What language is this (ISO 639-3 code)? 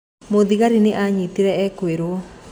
kik